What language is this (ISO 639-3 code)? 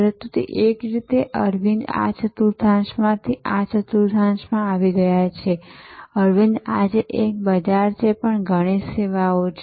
guj